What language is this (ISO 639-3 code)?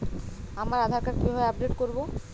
ben